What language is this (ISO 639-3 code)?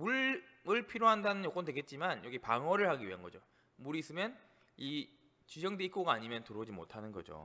kor